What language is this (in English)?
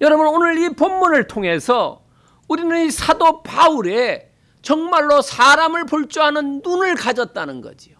Korean